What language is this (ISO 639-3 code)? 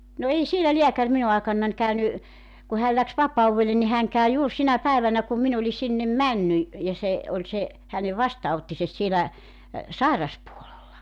fin